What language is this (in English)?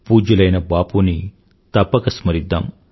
Telugu